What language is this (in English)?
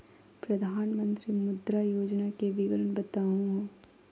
Magahi